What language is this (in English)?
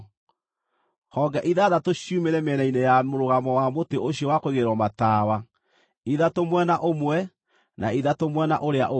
Kikuyu